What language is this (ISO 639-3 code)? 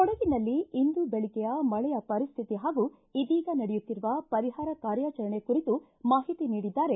kan